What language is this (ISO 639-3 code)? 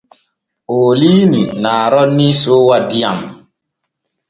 fue